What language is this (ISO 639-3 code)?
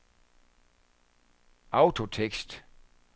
dan